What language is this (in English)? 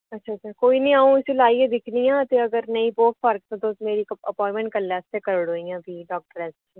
Dogri